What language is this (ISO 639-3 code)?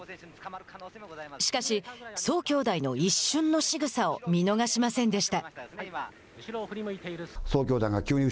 jpn